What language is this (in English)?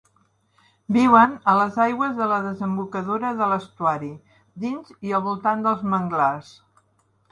Catalan